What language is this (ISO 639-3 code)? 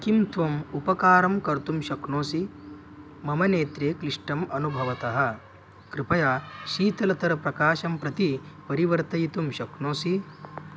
san